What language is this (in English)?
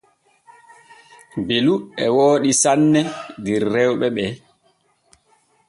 Borgu Fulfulde